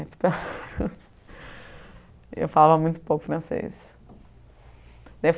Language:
Portuguese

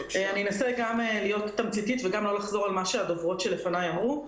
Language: Hebrew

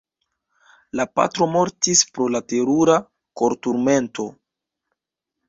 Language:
Esperanto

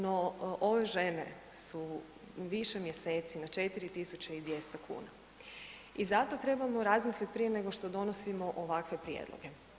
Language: Croatian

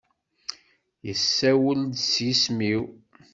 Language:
Kabyle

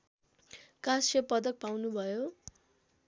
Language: Nepali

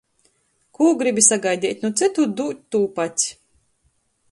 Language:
Latgalian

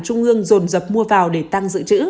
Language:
Vietnamese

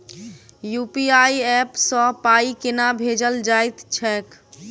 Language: Maithili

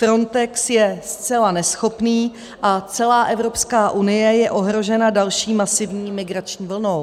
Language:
Czech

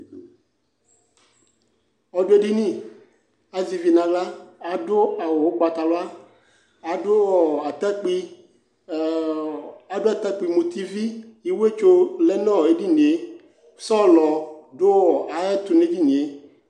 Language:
Ikposo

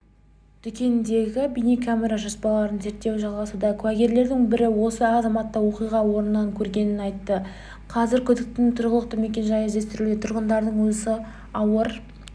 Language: Kazakh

